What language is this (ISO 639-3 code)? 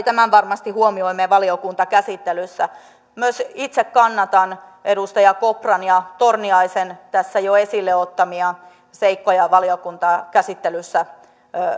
fin